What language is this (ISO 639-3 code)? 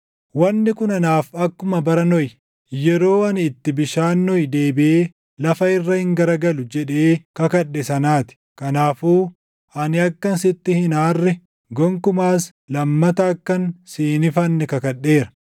orm